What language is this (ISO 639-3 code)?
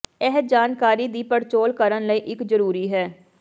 pan